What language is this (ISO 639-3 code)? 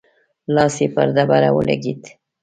pus